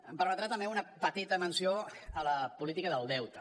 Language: Catalan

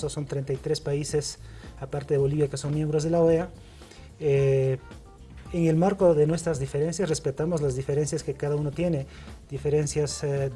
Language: Spanish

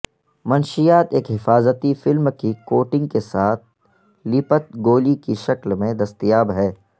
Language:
Urdu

